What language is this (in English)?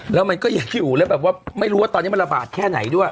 Thai